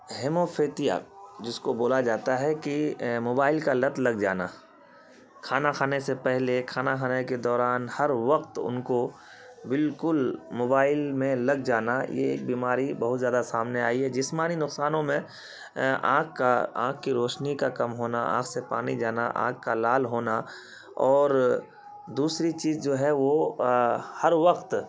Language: Urdu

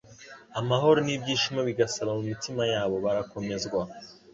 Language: Kinyarwanda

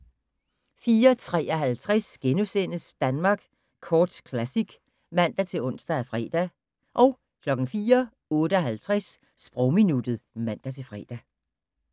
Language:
Danish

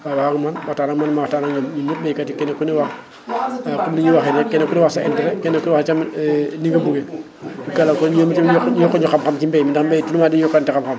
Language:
Wolof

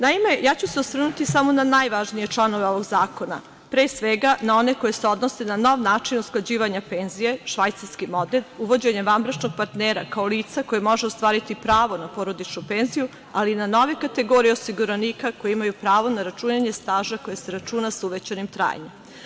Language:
Serbian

